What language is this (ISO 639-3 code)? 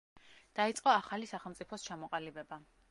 kat